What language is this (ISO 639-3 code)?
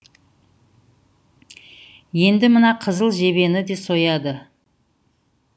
kaz